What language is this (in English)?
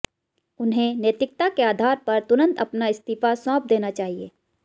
Hindi